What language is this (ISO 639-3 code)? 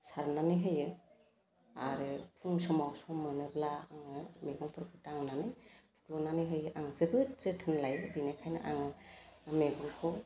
brx